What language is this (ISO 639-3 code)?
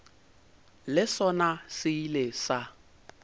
nso